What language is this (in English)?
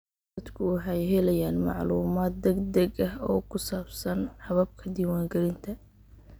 Somali